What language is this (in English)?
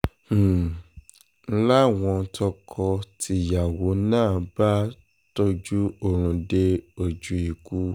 Yoruba